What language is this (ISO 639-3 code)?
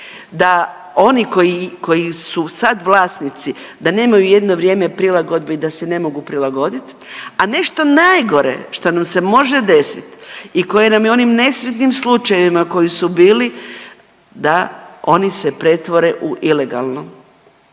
hrv